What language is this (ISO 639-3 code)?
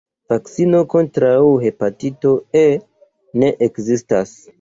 epo